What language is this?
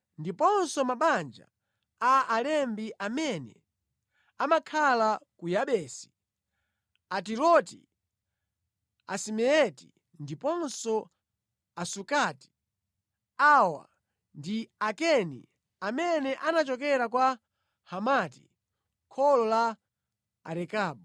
Nyanja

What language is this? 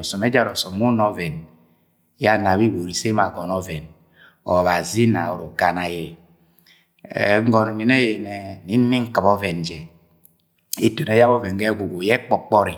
Agwagwune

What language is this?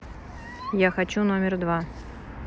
Russian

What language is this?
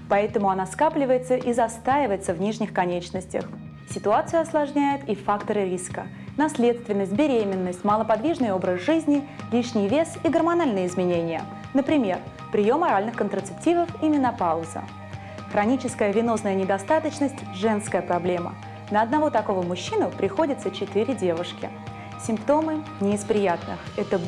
Russian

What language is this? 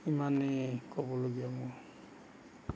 Assamese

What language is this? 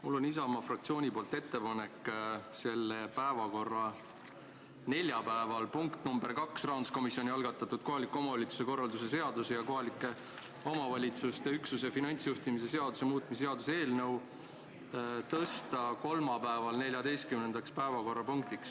Estonian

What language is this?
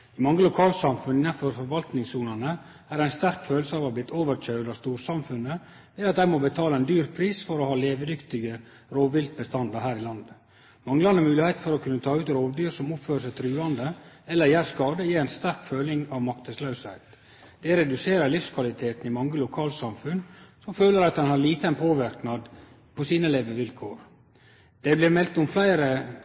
Norwegian Nynorsk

